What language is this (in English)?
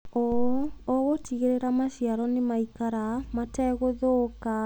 Kikuyu